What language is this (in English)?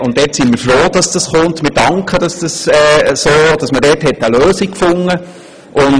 Swiss German